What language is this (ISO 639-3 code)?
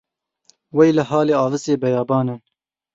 kur